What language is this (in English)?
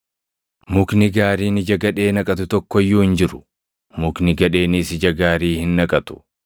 Oromo